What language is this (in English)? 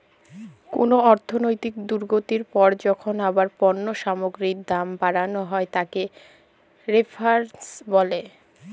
Bangla